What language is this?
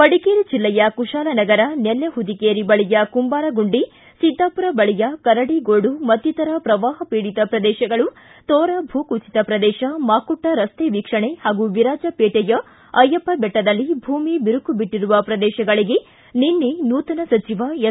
Kannada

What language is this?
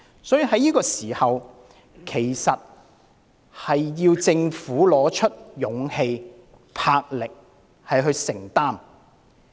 Cantonese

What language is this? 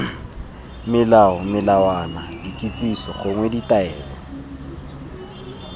Tswana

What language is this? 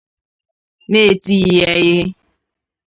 Igbo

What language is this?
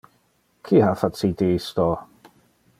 Interlingua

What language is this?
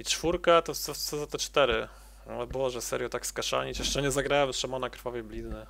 Polish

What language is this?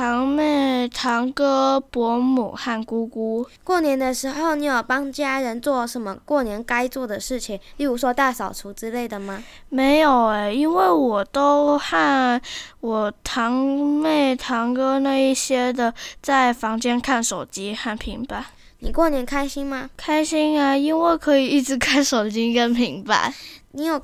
Chinese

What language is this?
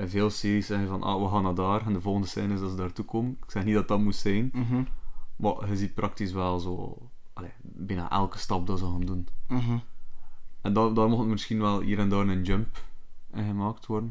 Dutch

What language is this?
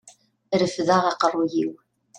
Kabyle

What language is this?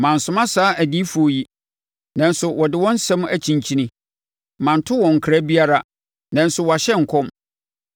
Akan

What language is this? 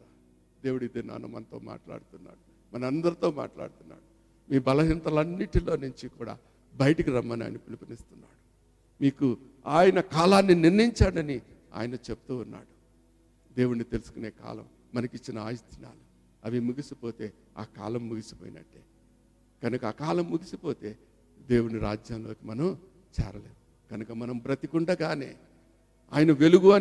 Telugu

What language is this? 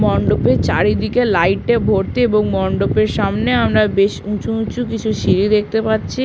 Bangla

